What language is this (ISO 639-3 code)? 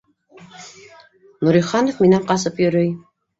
bak